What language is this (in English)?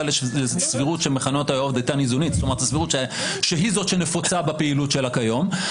Hebrew